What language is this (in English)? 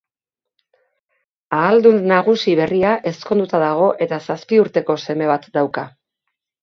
Basque